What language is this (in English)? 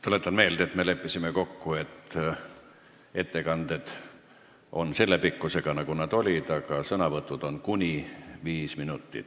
Estonian